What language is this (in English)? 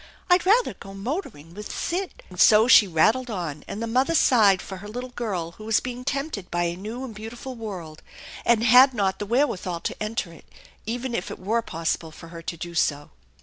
English